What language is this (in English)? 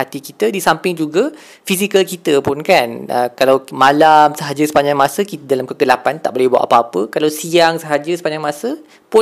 Malay